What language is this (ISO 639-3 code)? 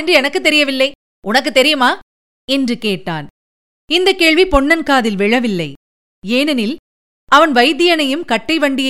tam